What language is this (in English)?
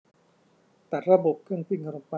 Thai